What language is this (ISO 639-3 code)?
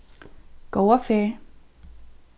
fao